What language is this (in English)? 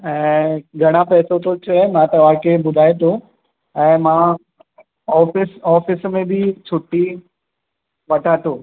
Sindhi